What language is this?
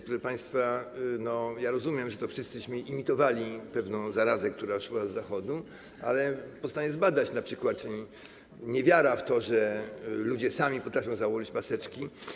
Polish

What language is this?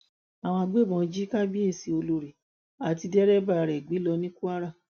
Yoruba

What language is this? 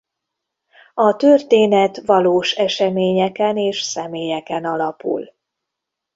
Hungarian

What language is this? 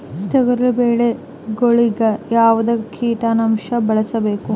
Kannada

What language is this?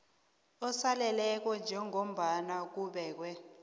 South Ndebele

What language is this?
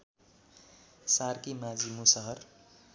Nepali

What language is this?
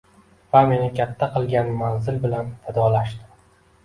Uzbek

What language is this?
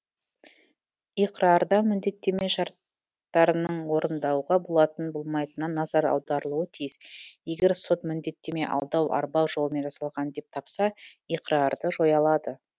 Kazakh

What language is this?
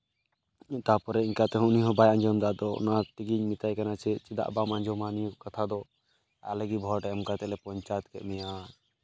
Santali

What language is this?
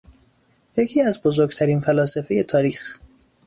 Persian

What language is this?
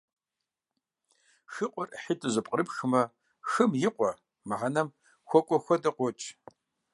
Kabardian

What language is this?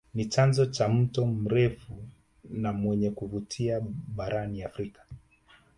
Swahili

